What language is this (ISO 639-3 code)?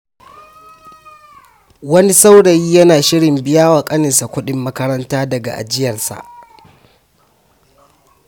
hau